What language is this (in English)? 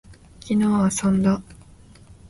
Japanese